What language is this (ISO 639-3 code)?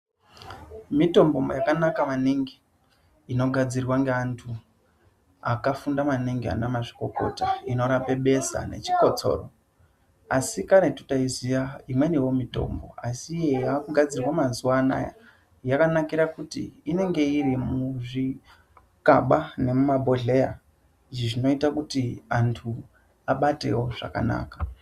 ndc